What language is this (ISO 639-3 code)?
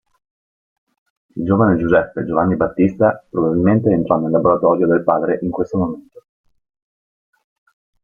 ita